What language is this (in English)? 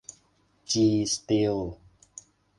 Thai